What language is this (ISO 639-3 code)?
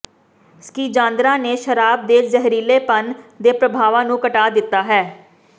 pan